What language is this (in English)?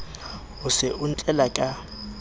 Southern Sotho